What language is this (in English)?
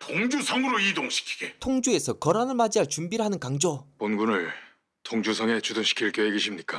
Korean